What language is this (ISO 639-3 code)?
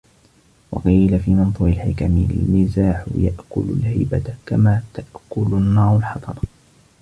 ara